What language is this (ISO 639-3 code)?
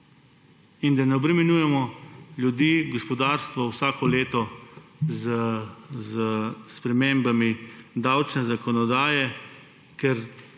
slv